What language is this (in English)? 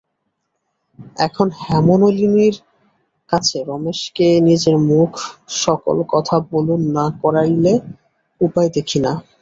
Bangla